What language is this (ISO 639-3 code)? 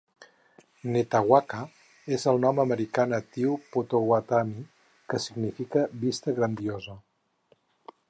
cat